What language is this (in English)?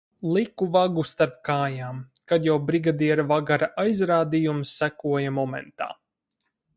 Latvian